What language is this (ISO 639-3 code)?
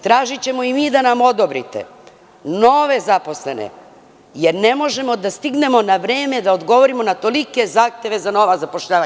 srp